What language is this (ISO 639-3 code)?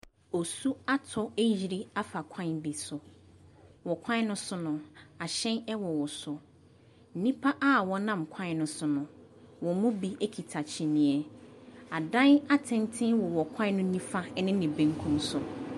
aka